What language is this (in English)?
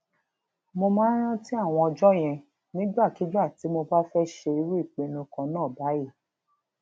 Yoruba